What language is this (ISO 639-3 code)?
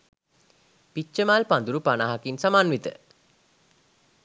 sin